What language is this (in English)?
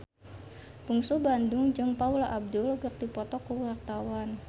Sundanese